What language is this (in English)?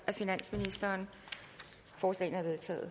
Danish